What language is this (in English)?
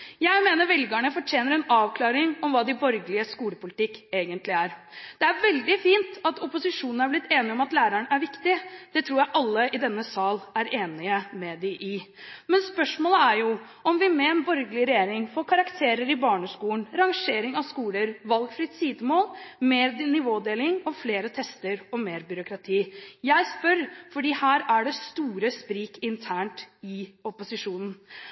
Norwegian Bokmål